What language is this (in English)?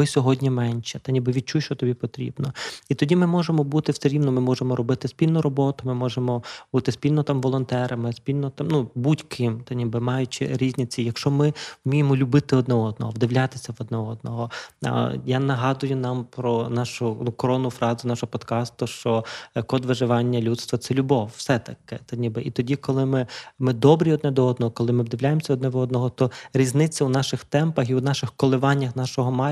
Ukrainian